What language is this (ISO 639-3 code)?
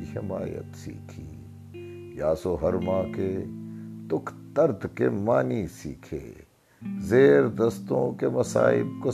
urd